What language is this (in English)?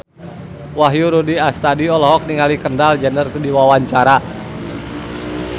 Sundanese